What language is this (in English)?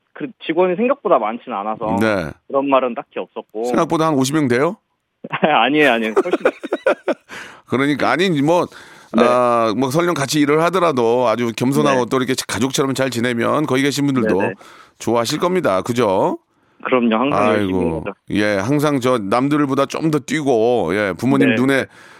Korean